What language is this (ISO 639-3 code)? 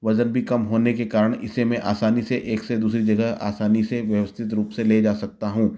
hin